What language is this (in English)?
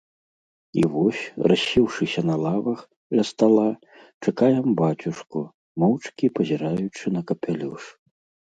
Belarusian